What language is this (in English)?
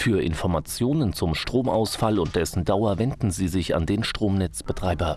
German